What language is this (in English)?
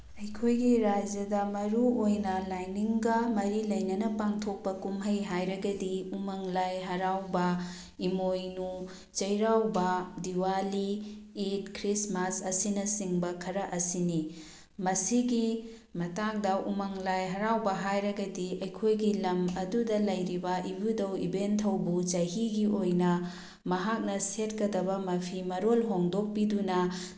Manipuri